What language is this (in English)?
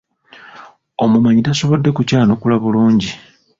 Ganda